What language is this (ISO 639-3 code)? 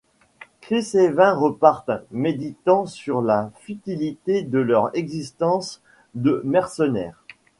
fra